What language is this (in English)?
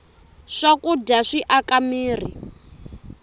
Tsonga